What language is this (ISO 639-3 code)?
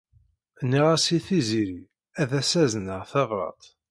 kab